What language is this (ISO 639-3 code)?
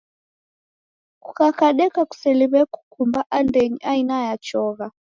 dav